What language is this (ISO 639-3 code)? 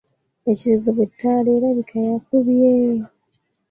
lug